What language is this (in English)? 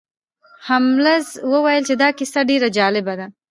Pashto